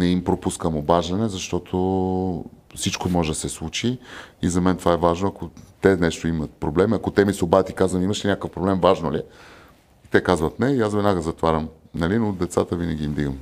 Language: Bulgarian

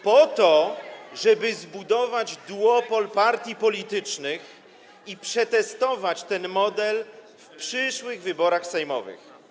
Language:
Polish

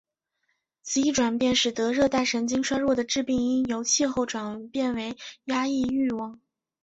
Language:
Chinese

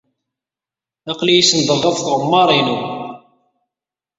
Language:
Kabyle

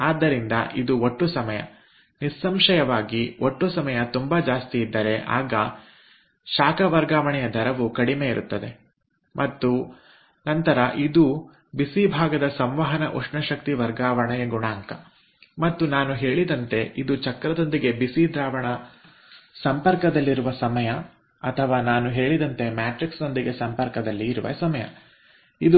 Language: Kannada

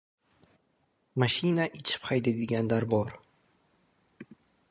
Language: Uzbek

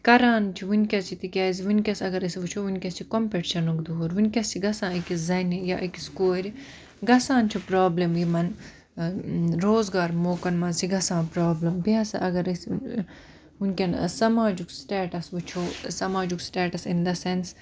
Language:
Kashmiri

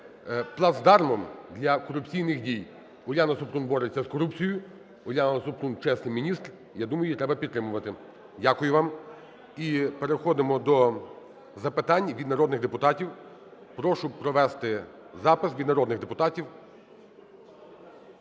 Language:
Ukrainian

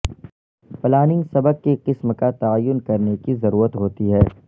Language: Urdu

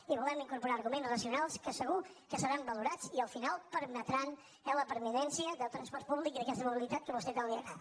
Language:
Catalan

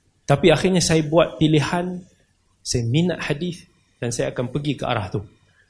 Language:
Malay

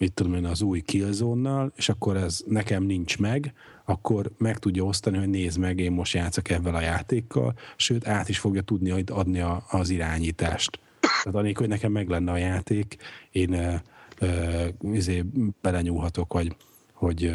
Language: Hungarian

